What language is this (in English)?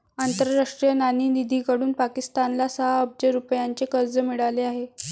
Marathi